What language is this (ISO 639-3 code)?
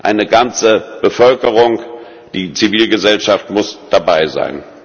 deu